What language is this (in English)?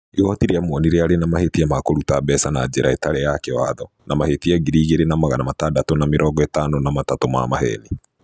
Kikuyu